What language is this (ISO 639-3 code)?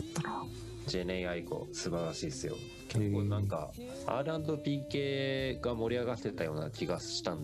jpn